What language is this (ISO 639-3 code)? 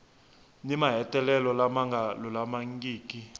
tso